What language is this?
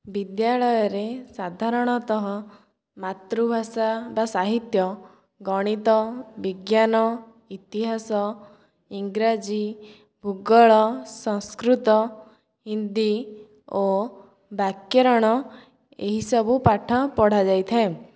Odia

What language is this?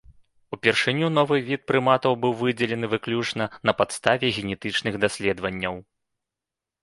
Belarusian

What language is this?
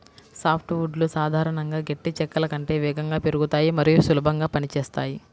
Telugu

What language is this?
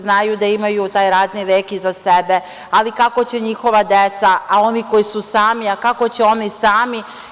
Serbian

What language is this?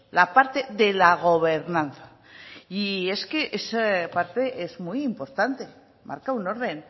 Spanish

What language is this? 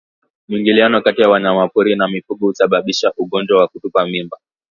Swahili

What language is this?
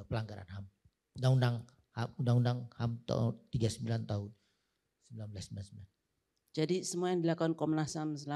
Indonesian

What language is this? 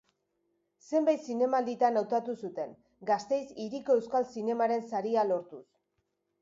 Basque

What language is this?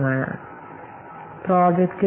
Malayalam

